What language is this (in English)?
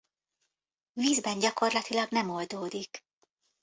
Hungarian